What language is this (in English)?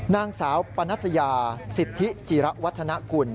Thai